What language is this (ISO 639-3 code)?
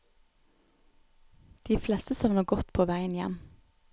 nor